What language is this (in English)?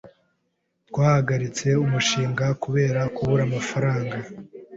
Kinyarwanda